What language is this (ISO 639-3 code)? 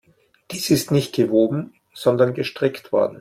deu